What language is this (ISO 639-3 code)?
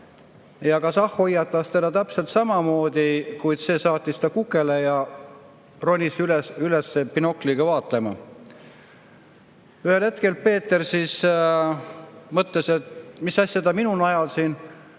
est